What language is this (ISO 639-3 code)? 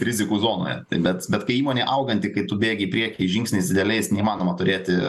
lit